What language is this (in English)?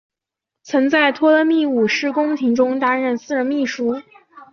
Chinese